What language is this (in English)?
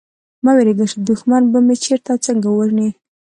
Pashto